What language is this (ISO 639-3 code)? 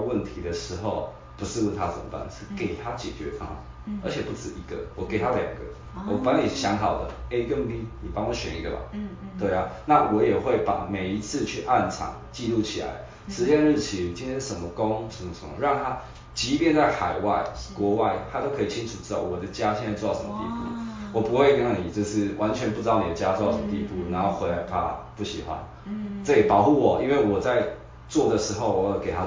zho